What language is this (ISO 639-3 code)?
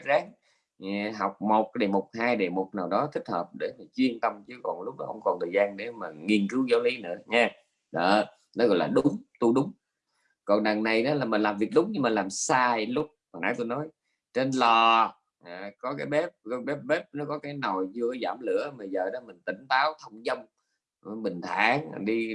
vie